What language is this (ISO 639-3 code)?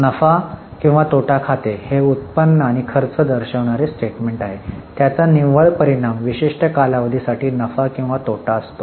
mar